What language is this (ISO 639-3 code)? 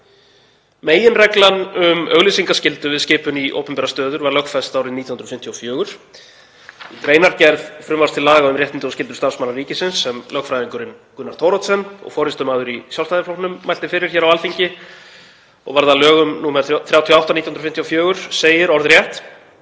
isl